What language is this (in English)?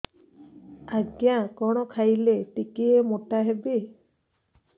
Odia